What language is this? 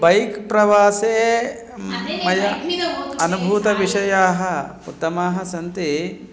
Sanskrit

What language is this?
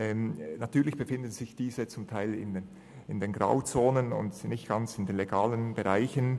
Swiss German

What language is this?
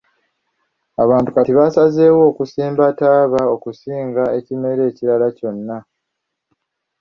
Ganda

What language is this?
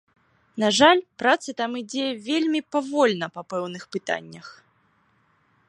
Belarusian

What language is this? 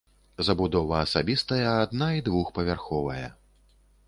Belarusian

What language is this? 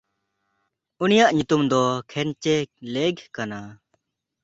Santali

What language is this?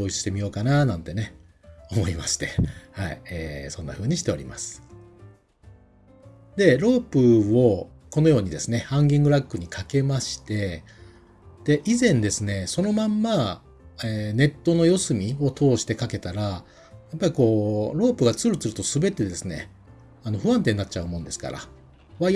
Japanese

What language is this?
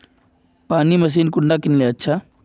Magahi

